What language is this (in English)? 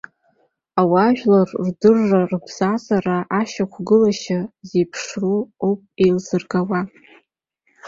Abkhazian